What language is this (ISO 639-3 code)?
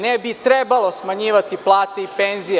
srp